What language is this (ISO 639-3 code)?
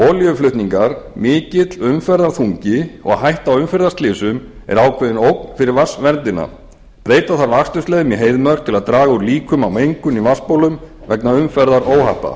isl